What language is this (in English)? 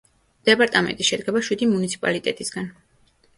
Georgian